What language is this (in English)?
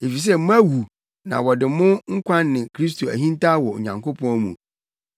Akan